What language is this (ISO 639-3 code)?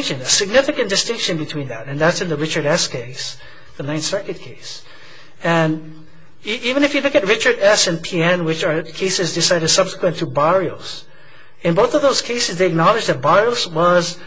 eng